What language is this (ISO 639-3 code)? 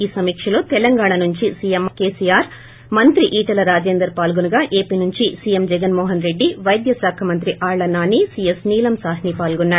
tel